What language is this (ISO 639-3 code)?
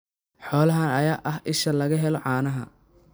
som